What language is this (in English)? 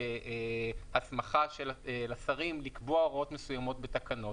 Hebrew